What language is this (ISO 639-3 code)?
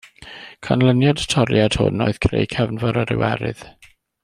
cym